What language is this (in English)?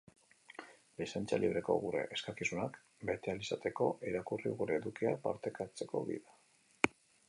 Basque